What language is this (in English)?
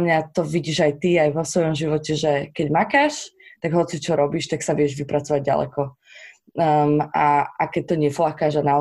Slovak